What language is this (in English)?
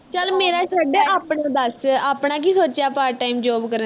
Punjabi